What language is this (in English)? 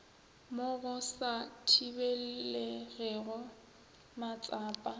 Northern Sotho